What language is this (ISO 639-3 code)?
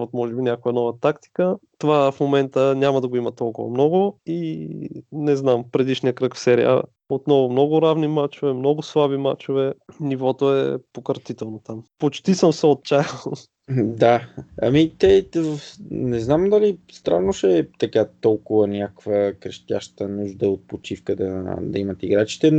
bul